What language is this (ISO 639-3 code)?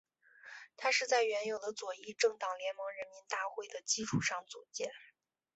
zho